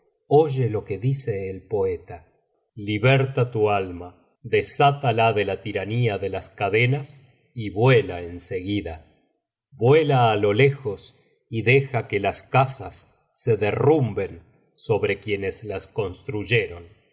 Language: Spanish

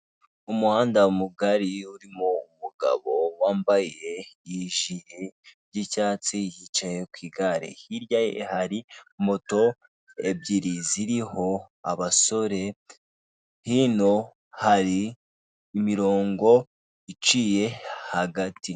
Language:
Kinyarwanda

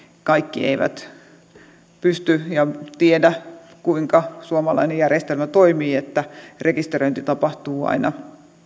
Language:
Finnish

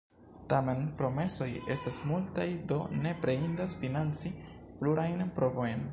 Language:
Esperanto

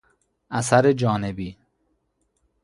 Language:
Persian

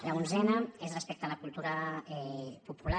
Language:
Catalan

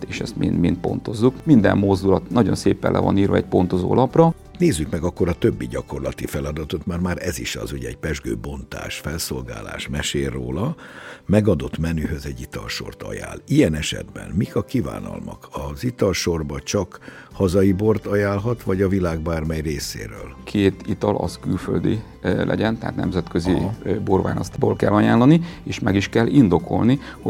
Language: Hungarian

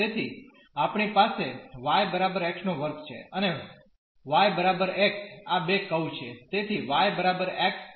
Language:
Gujarati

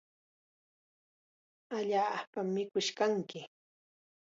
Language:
Chiquián Ancash Quechua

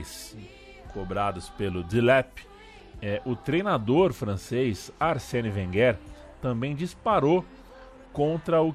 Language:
Portuguese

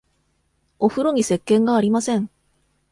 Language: Japanese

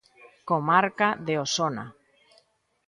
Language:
Galician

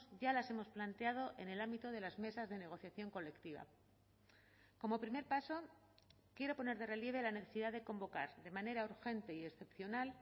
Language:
Spanish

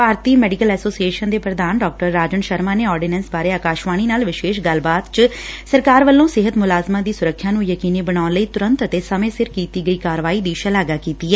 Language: Punjabi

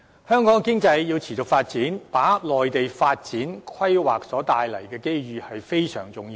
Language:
Cantonese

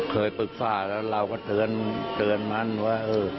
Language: Thai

